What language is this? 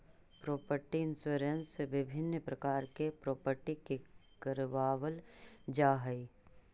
Magahi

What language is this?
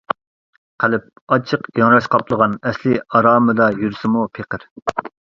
Uyghur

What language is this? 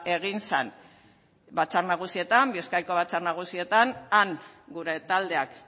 Basque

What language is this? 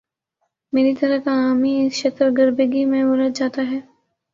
Urdu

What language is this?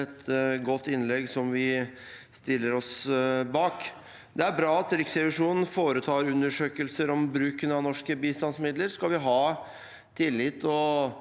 Norwegian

